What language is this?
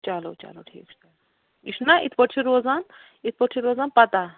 Kashmiri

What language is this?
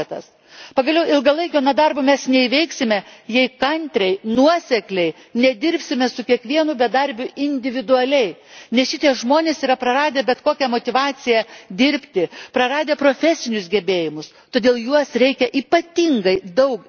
Lithuanian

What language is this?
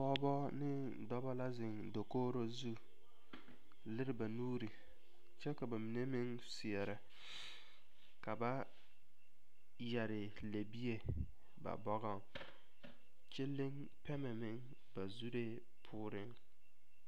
Southern Dagaare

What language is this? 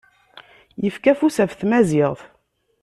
Kabyle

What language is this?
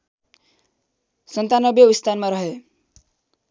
Nepali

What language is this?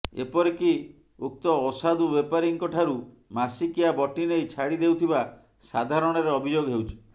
Odia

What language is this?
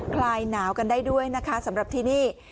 Thai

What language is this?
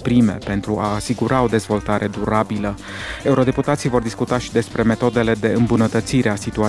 Romanian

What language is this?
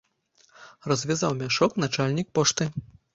Belarusian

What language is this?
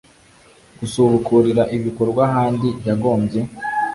Kinyarwanda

